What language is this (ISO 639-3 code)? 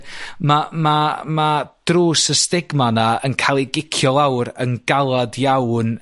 cym